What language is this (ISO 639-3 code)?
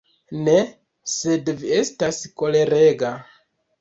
epo